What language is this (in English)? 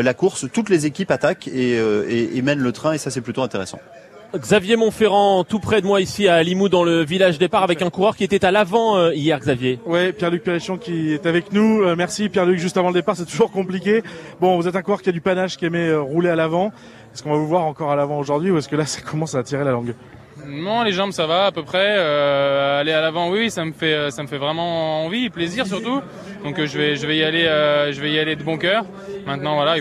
French